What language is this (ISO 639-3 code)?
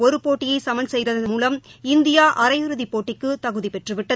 tam